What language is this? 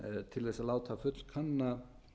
Icelandic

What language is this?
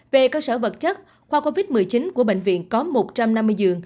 Vietnamese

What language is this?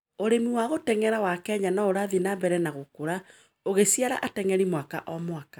Kikuyu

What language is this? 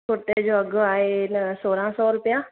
Sindhi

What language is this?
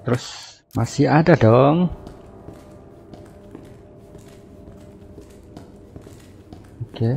Indonesian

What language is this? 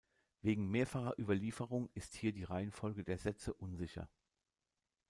German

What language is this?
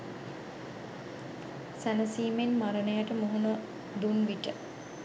Sinhala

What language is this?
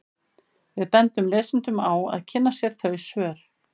Icelandic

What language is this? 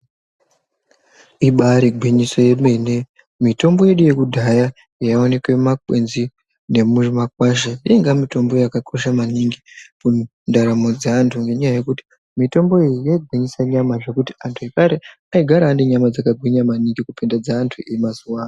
Ndau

